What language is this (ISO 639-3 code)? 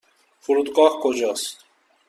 fas